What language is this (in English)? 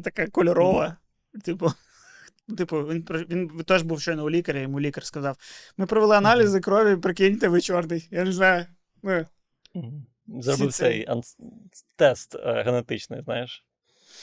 Ukrainian